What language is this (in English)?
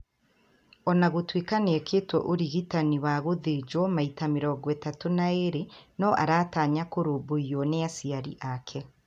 Kikuyu